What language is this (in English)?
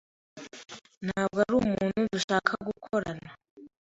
Kinyarwanda